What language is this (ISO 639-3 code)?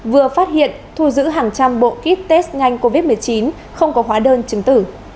vie